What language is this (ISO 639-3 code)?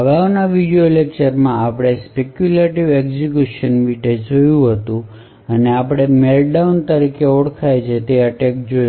guj